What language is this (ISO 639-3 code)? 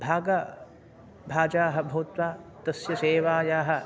san